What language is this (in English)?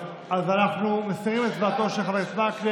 Hebrew